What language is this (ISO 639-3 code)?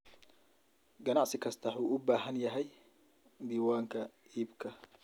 som